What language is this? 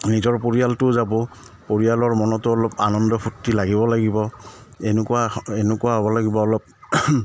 Assamese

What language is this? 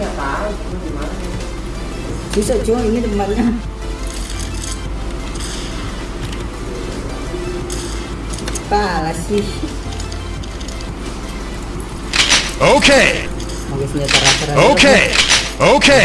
Spanish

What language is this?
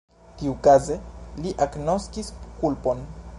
Esperanto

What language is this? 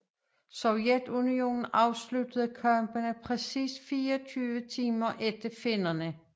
Danish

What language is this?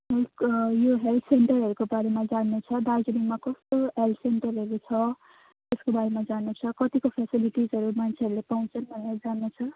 Nepali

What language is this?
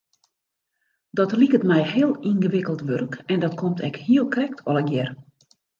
Western Frisian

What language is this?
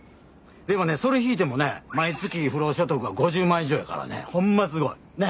Japanese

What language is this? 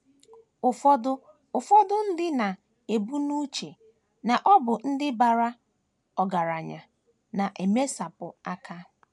Igbo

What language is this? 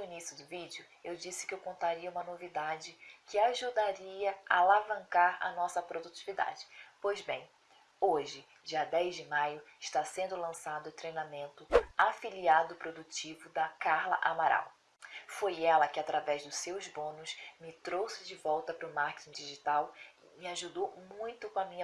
Portuguese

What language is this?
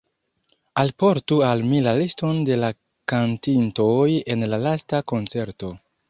Esperanto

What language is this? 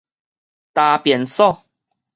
Min Nan Chinese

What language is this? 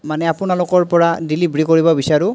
Assamese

